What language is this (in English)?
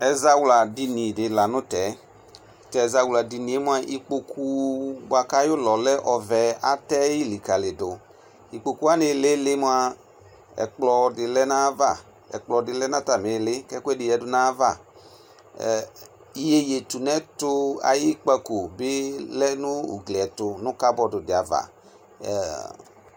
Ikposo